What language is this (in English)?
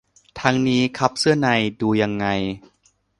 Thai